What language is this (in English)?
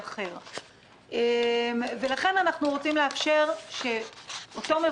Hebrew